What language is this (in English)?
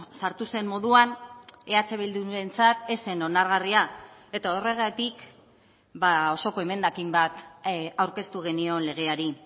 Basque